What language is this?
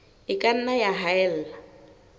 Southern Sotho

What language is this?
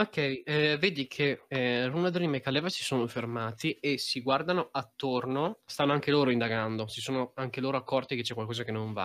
Italian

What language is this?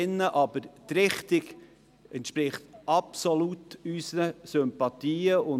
Swiss German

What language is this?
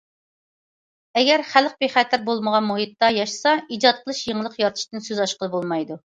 Uyghur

